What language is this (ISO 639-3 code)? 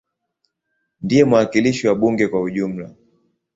swa